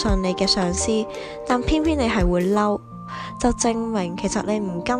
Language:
Chinese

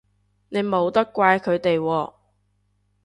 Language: Cantonese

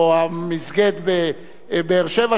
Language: Hebrew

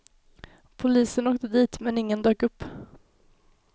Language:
Swedish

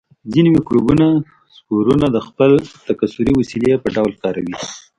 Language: Pashto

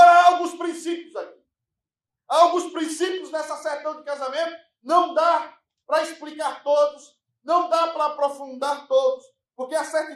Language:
Portuguese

